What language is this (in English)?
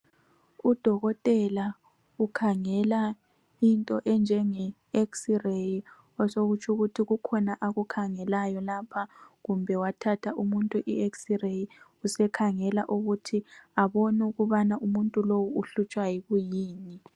North Ndebele